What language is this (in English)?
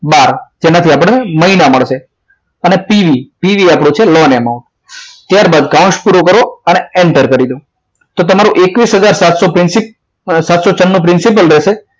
Gujarati